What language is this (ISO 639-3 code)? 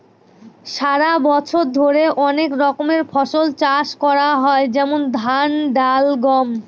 ben